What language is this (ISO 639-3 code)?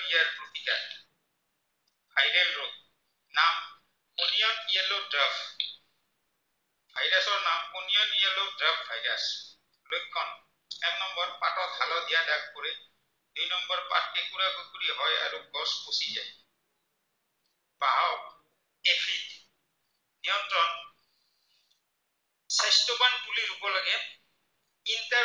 asm